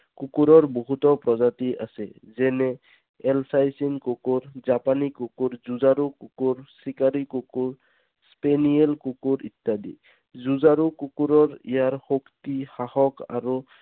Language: Assamese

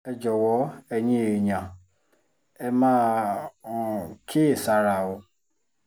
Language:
Yoruba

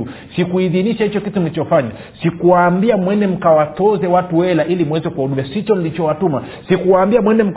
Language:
Swahili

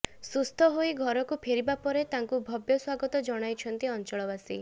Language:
Odia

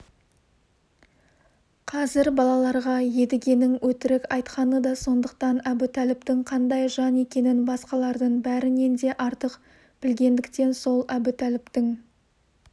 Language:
Kazakh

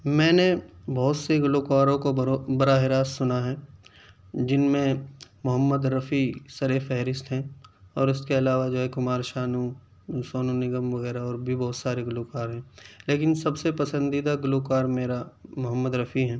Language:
Urdu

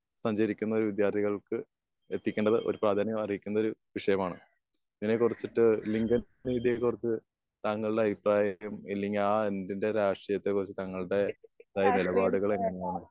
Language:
Malayalam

